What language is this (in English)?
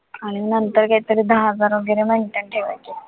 Marathi